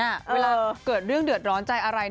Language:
Thai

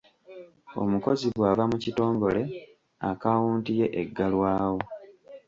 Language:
Ganda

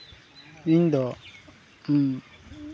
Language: Santali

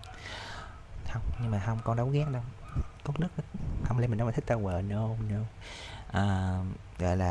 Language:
Vietnamese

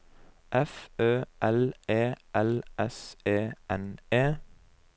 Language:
Norwegian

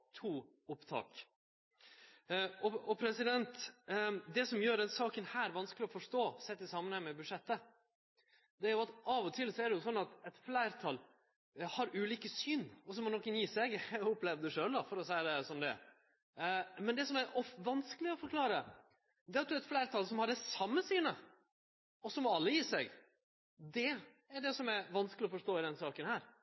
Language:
Norwegian Nynorsk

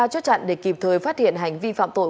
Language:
Vietnamese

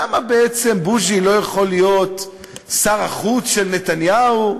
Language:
Hebrew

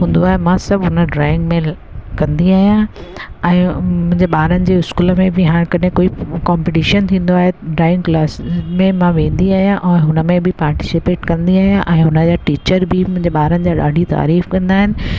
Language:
Sindhi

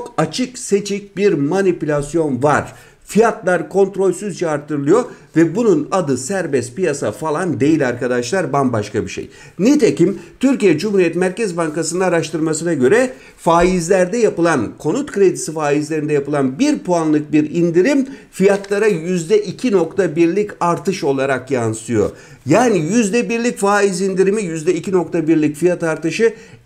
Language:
Turkish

